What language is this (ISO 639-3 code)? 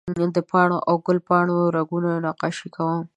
pus